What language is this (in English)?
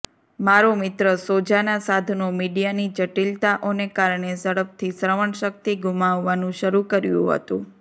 Gujarati